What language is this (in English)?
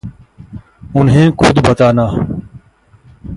Hindi